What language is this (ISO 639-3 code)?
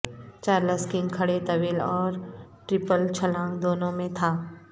urd